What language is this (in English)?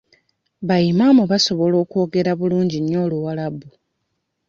Ganda